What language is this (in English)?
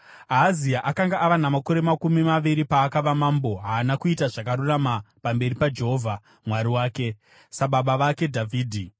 Shona